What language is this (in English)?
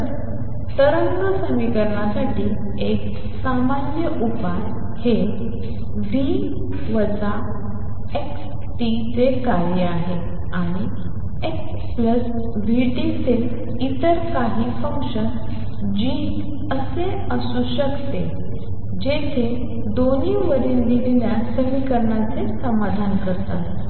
Marathi